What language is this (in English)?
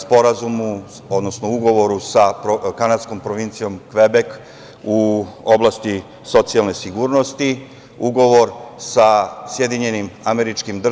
Serbian